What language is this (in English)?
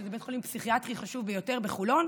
Hebrew